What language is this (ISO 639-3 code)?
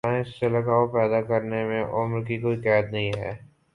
urd